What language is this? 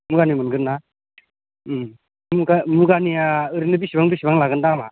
Bodo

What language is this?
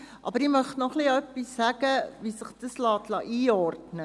Swiss German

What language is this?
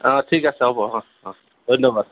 Assamese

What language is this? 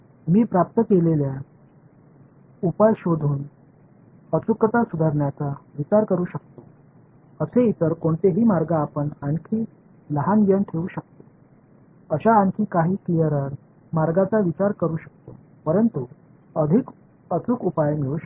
Marathi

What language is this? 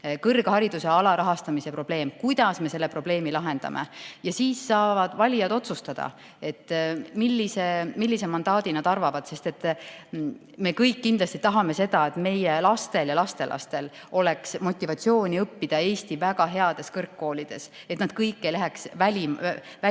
Estonian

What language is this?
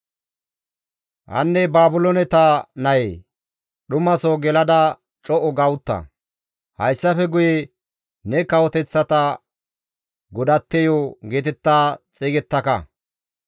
Gamo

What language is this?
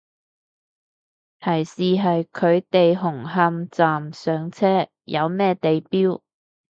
Cantonese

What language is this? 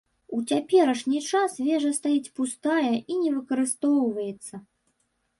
Belarusian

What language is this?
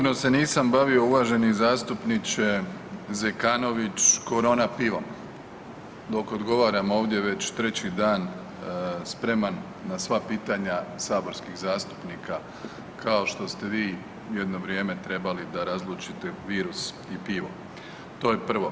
Croatian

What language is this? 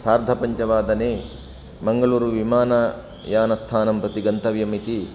Sanskrit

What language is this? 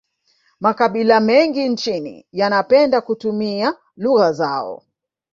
Swahili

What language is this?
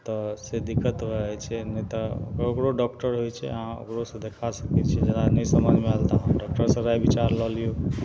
Maithili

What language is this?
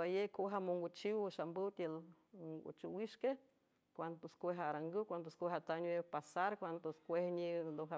San Francisco Del Mar Huave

